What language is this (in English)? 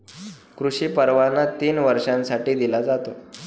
Marathi